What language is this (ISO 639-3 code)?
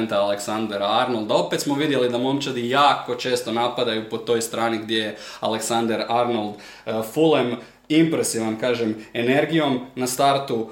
hrv